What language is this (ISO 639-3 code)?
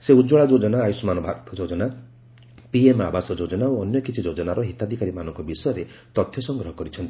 ori